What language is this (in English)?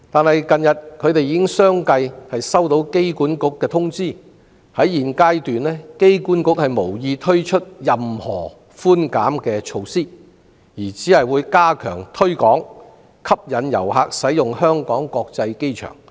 Cantonese